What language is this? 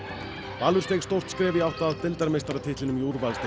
Icelandic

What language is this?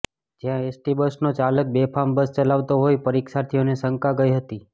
Gujarati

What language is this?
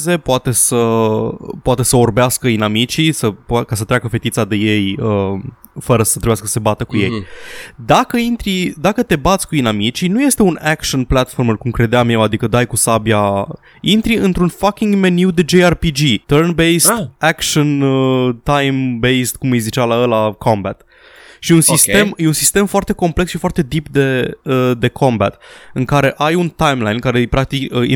Romanian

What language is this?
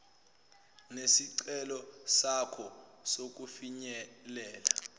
Zulu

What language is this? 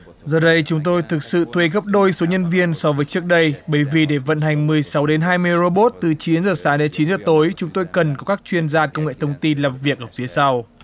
Vietnamese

